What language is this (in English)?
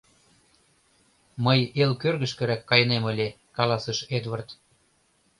Mari